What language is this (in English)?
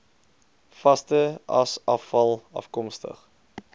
Afrikaans